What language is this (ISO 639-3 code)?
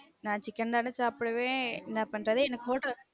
tam